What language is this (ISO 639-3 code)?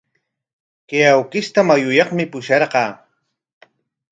qwa